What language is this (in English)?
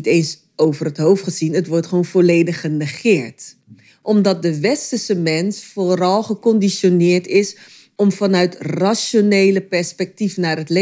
Dutch